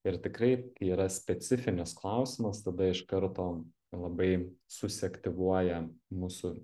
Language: Lithuanian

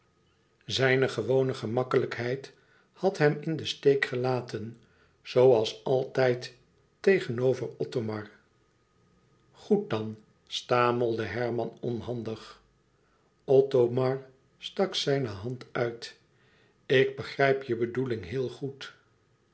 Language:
Dutch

